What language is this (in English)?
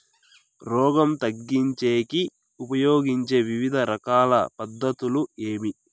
Telugu